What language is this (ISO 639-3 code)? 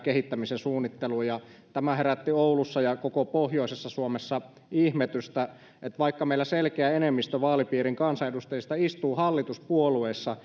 fin